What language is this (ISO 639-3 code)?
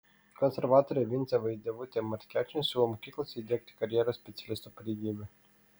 lit